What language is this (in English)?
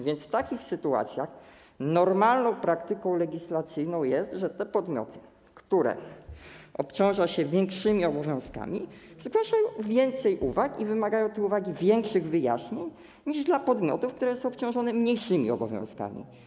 Polish